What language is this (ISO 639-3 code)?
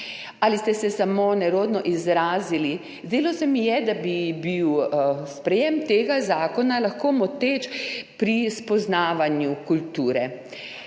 slv